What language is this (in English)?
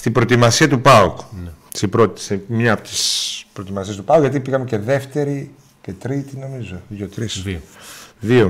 Greek